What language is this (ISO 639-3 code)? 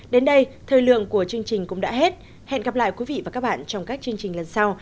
vie